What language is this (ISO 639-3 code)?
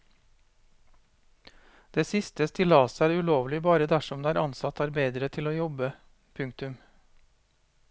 nor